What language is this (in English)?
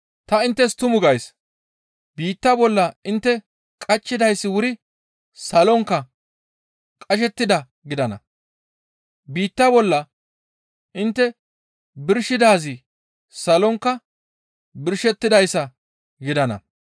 Gamo